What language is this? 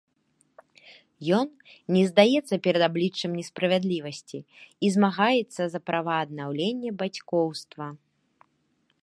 Belarusian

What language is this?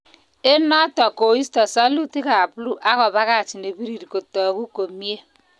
Kalenjin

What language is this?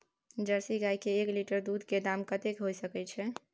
Maithili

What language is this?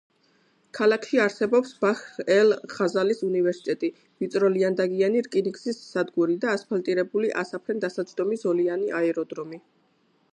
Georgian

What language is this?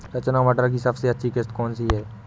Hindi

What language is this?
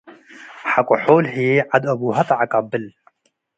Tigre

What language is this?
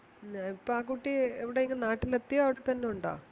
Malayalam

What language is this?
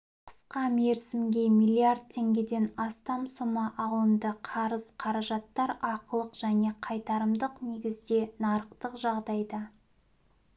Kazakh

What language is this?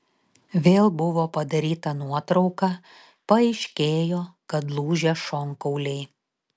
Lithuanian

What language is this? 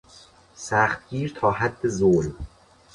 Persian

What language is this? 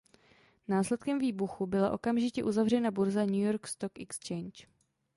Czech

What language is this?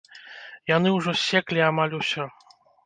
Belarusian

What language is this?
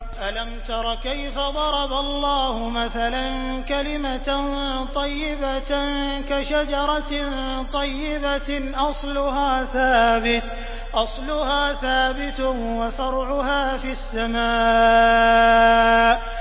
Arabic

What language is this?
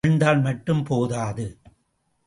Tamil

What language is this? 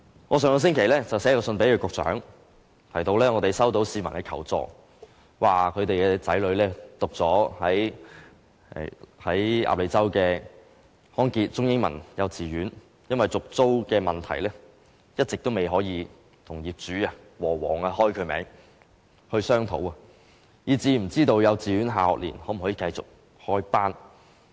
Cantonese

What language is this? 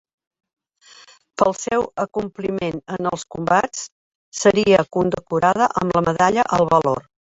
Catalan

